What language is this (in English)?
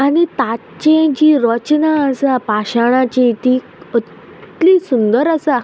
Konkani